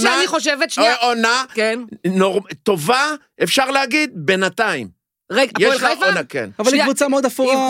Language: Hebrew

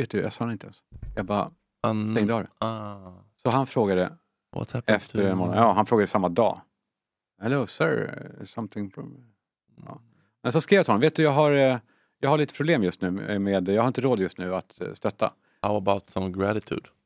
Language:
Swedish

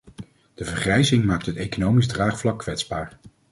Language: Dutch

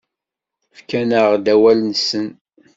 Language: Kabyle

